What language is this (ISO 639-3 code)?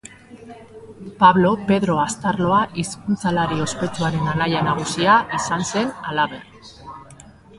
eus